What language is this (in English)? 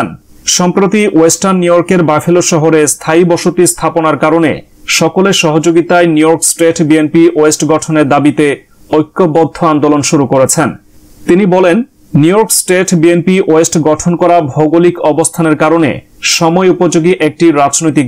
Bangla